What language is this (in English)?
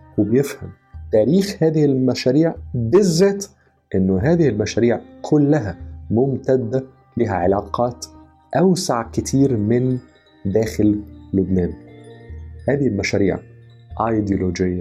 Arabic